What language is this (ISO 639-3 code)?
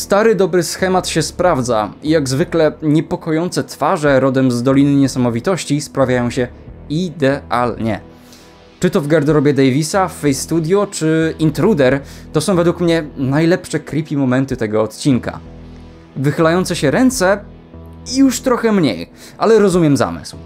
pol